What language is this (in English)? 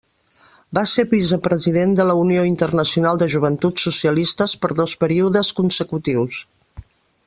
Catalan